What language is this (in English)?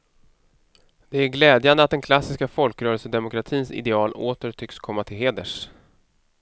Swedish